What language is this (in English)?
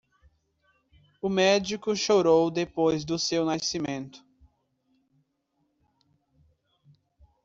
Portuguese